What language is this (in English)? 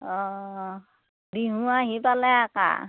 Assamese